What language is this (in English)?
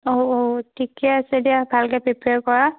Assamese